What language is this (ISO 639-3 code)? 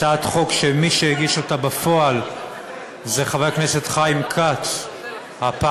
heb